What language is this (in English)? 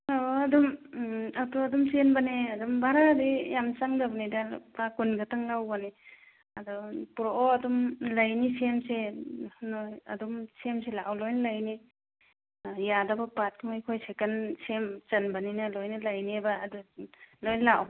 Manipuri